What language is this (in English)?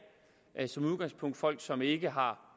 Danish